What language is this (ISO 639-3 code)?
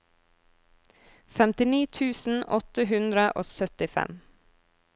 nor